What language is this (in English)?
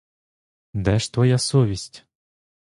Ukrainian